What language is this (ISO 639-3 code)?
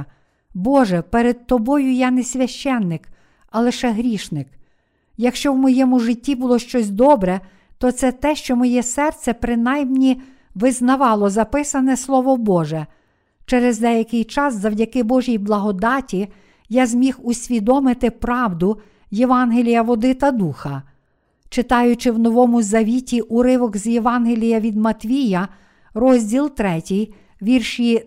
ukr